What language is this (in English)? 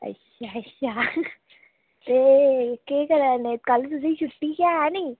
Dogri